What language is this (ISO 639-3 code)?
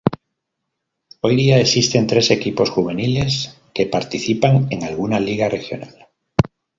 spa